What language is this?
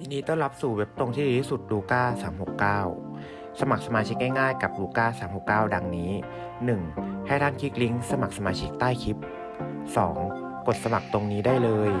Thai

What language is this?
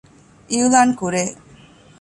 Divehi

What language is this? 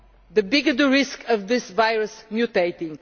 English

